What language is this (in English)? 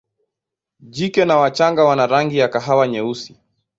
Swahili